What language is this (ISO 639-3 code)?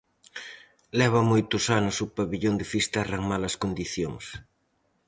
glg